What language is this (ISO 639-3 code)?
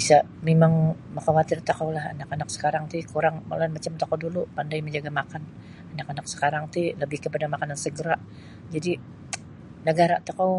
bsy